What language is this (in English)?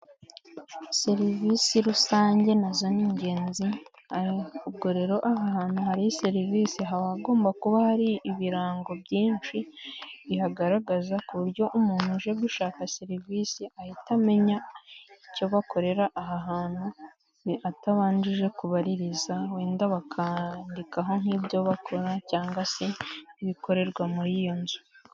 Kinyarwanda